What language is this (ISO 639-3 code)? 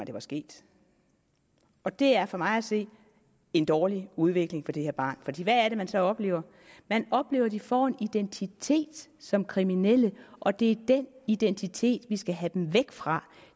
dan